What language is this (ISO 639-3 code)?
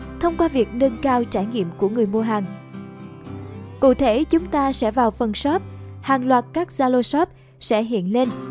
vie